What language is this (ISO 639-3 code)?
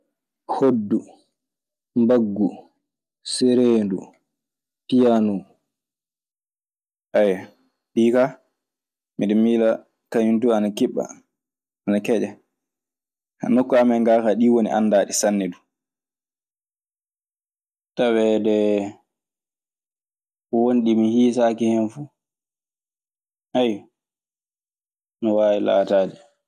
ffm